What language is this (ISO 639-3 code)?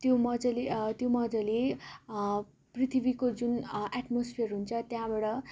nep